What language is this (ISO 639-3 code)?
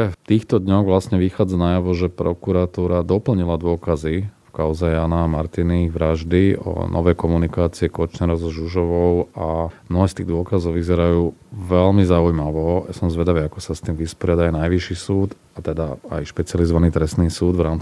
slk